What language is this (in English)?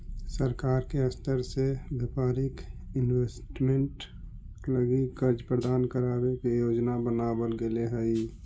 Magahi